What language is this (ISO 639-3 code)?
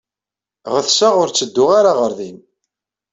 kab